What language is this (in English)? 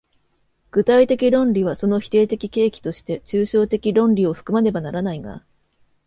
Japanese